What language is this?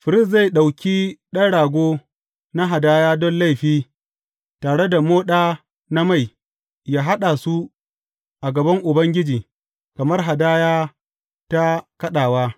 Hausa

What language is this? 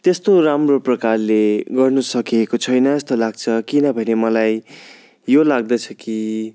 Nepali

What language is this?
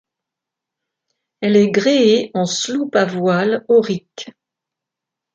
French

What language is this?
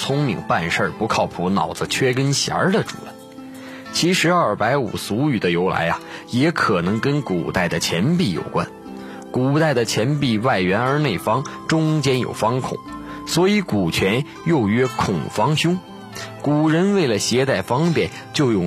Chinese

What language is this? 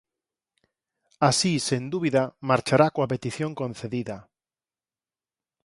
Galician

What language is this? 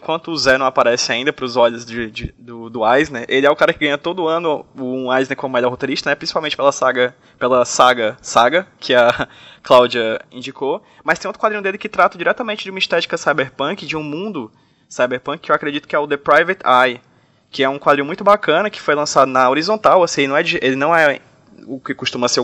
Portuguese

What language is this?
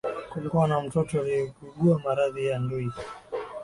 Swahili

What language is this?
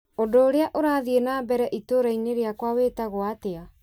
Kikuyu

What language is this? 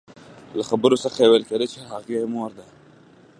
Pashto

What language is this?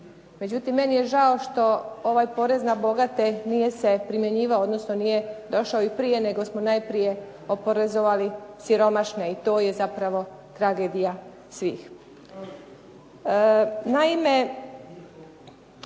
Croatian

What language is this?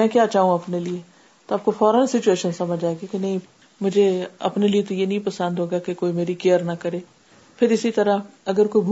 Urdu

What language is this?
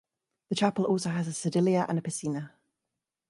English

